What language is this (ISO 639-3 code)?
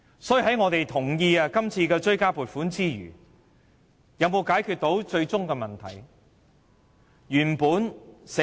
yue